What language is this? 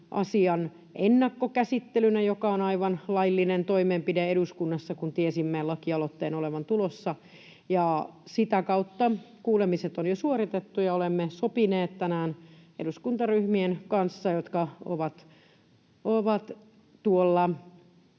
Finnish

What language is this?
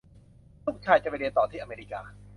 Thai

